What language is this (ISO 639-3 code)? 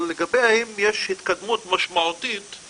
heb